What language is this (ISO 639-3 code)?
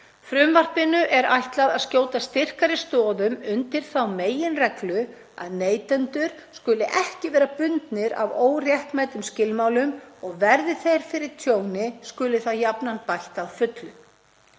isl